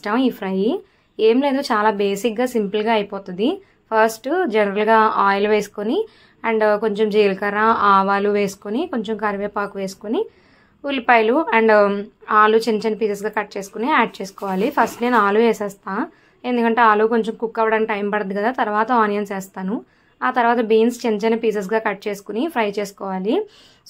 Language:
Telugu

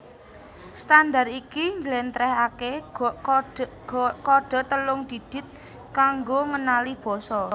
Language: Javanese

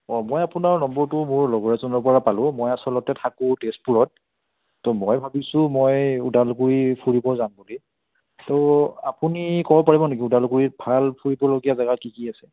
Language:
Assamese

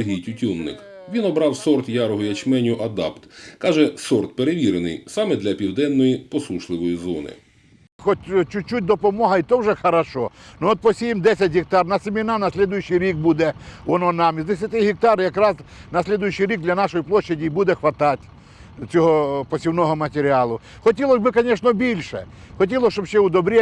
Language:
Ukrainian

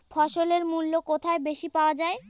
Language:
Bangla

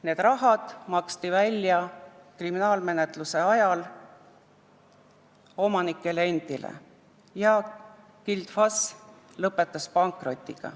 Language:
Estonian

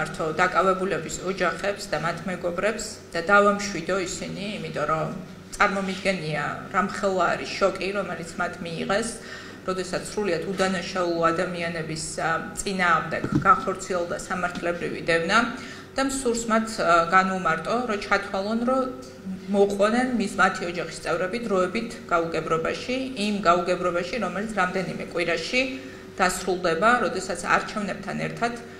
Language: Romanian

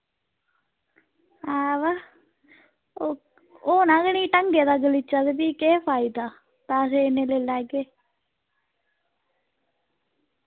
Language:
Dogri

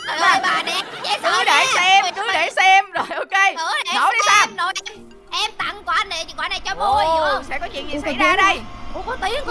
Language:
Vietnamese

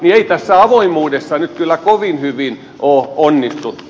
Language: Finnish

